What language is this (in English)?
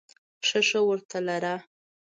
Pashto